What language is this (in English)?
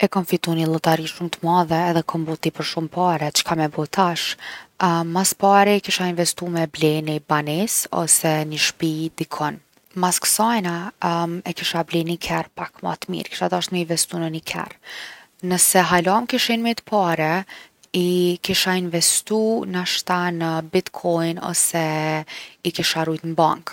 Gheg Albanian